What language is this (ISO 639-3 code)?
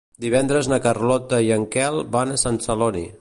cat